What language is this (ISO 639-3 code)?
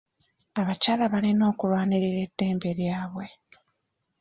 lug